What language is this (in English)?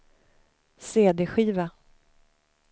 Swedish